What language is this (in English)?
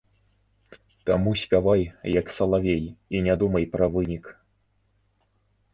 Belarusian